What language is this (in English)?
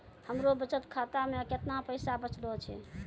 Maithili